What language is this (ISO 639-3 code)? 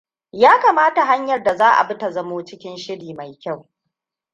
hau